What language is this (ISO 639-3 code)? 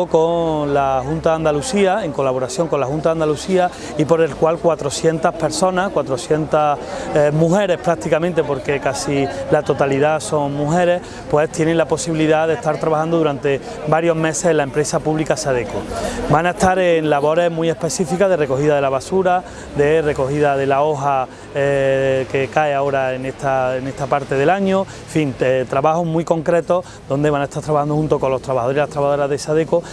spa